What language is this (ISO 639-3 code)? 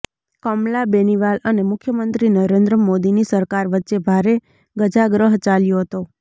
guj